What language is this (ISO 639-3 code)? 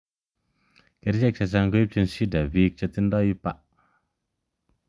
kln